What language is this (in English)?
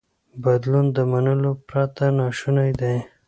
Pashto